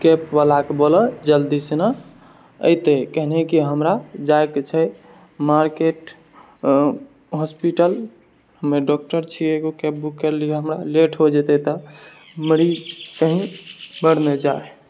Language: Maithili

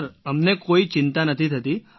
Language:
Gujarati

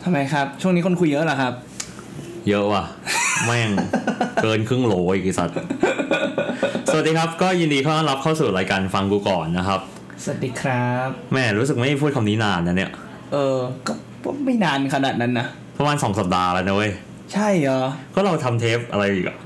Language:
Thai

